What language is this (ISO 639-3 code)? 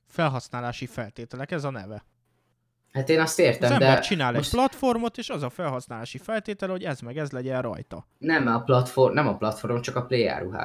hun